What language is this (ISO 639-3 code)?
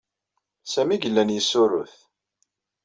kab